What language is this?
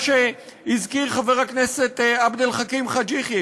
Hebrew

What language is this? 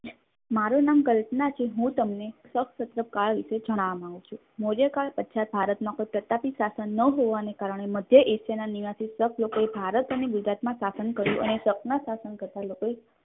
Gujarati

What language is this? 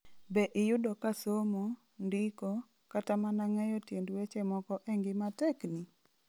Luo (Kenya and Tanzania)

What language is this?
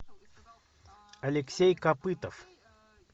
Russian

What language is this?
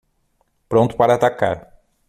Portuguese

